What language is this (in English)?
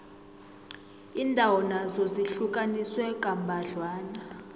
South Ndebele